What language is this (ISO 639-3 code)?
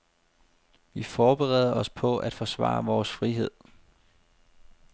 dan